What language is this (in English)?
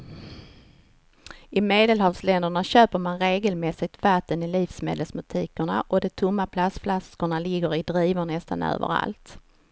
Swedish